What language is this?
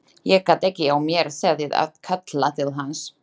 Icelandic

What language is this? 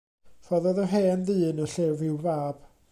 Welsh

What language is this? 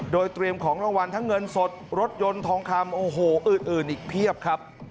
Thai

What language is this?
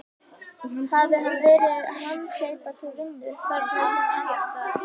Icelandic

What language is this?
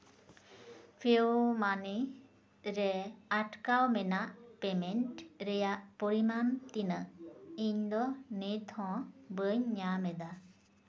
Santali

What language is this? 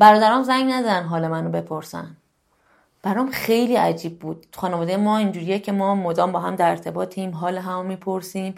Persian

